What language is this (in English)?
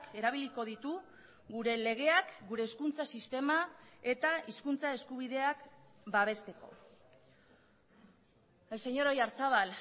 Basque